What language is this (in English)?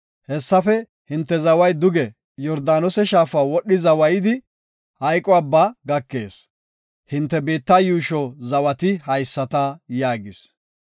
Gofa